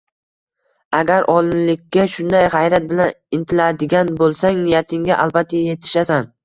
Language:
Uzbek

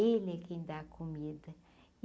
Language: Portuguese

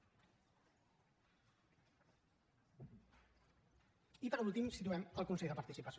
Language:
Catalan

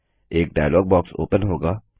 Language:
Hindi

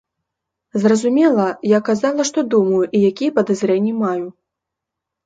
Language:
Belarusian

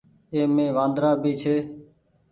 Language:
Goaria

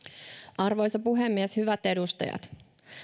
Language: Finnish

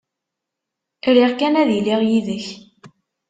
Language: Kabyle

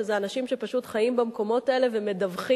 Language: Hebrew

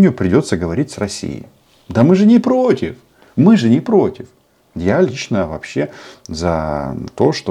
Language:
Russian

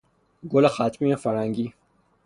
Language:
Persian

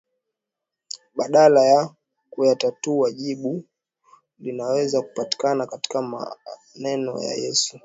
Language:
Swahili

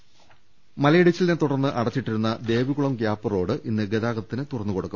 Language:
Malayalam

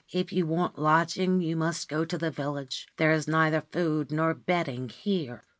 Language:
English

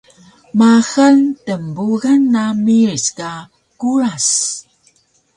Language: Taroko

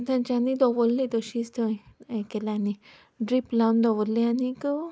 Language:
Konkani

